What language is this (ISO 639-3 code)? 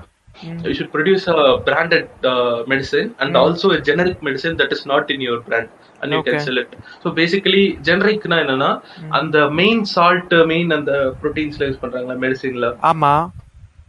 tam